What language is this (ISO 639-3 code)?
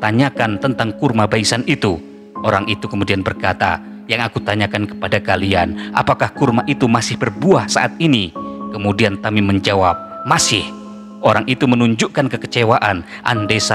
ind